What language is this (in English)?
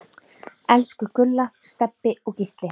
Icelandic